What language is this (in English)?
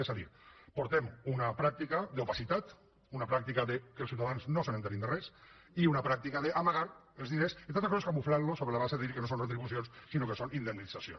Catalan